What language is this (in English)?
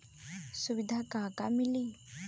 Bhojpuri